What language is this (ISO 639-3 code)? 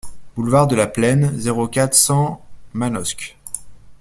fra